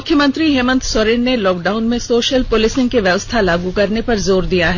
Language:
Hindi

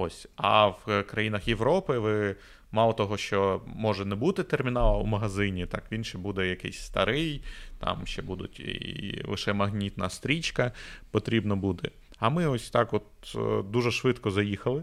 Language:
Ukrainian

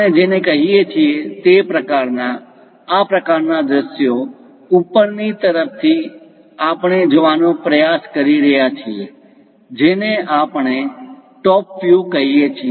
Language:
Gujarati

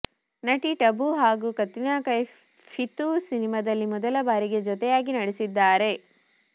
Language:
Kannada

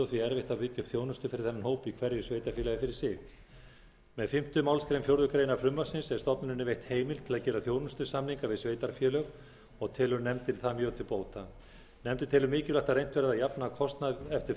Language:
Icelandic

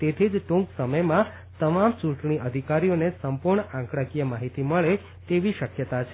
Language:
Gujarati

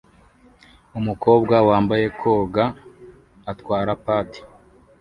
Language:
Kinyarwanda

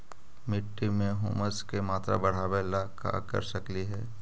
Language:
Magahi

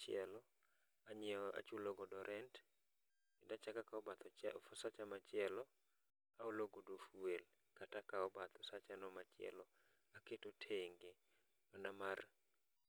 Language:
Luo (Kenya and Tanzania)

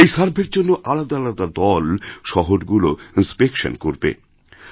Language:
Bangla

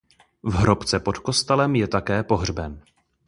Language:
Czech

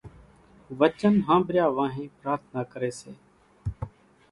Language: Kachi Koli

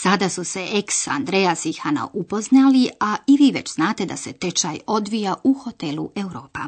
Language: Croatian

